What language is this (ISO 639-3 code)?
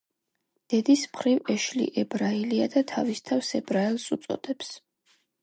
kat